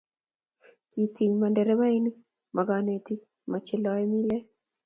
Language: Kalenjin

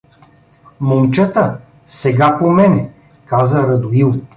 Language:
Bulgarian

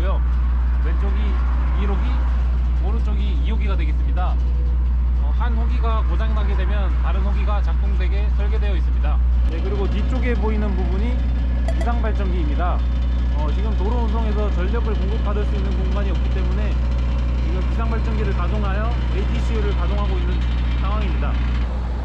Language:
Korean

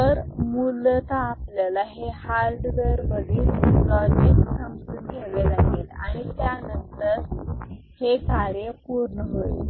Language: Marathi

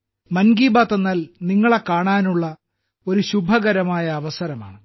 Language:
Malayalam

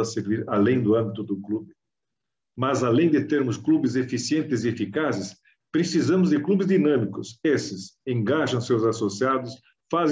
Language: Portuguese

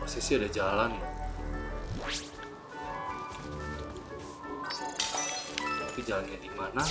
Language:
Indonesian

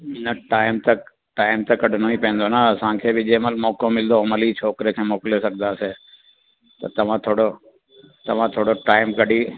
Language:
Sindhi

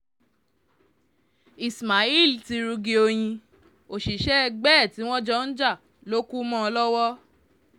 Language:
Yoruba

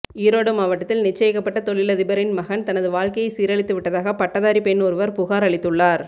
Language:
Tamil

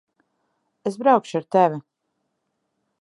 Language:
Latvian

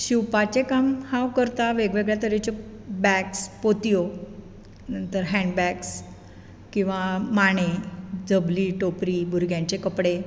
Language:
Konkani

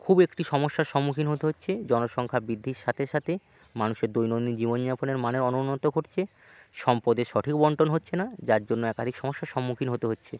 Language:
Bangla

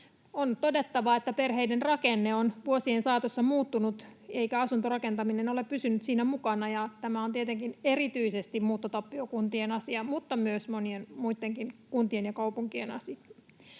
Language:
Finnish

